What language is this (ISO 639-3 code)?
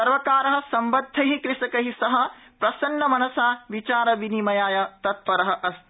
san